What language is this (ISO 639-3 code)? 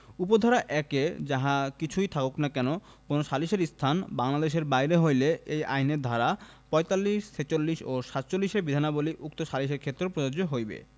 ben